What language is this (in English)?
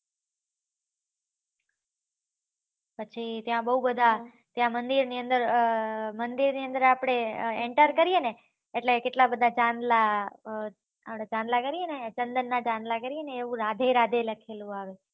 Gujarati